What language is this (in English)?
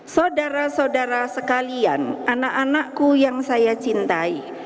Indonesian